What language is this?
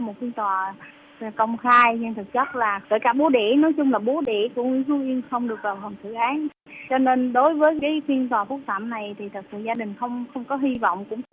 Vietnamese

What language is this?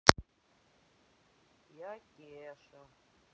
Russian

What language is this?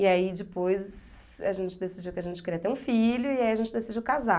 Portuguese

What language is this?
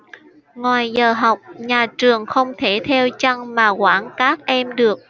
Vietnamese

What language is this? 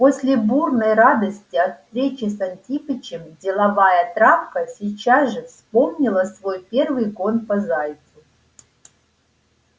Russian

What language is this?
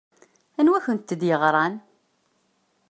Kabyle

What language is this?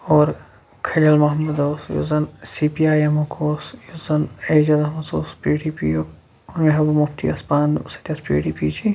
Kashmiri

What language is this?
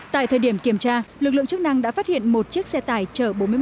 Vietnamese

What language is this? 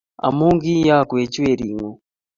Kalenjin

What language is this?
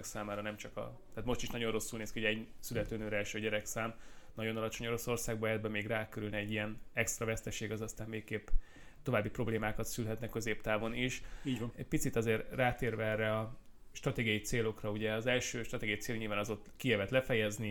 Hungarian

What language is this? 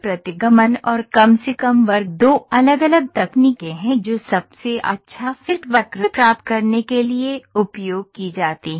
Hindi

